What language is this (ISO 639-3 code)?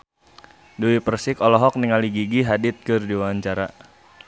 sun